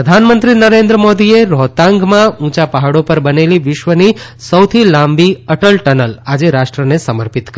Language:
Gujarati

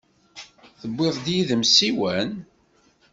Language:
Kabyle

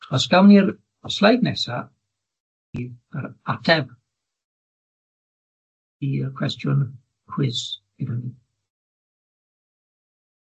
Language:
Welsh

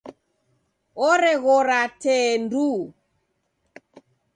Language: Taita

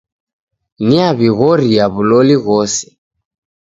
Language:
Taita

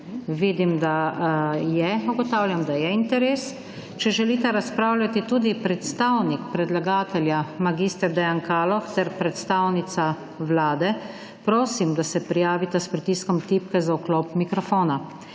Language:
Slovenian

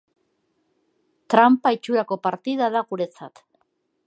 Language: Basque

